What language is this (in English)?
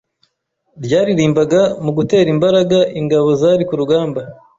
Kinyarwanda